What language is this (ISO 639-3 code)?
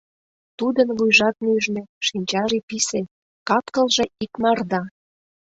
chm